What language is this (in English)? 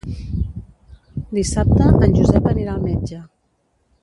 Catalan